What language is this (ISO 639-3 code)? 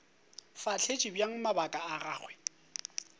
nso